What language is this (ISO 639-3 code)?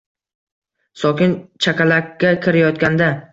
uzb